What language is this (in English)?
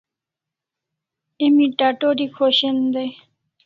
Kalasha